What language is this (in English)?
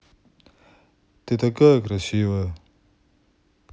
Russian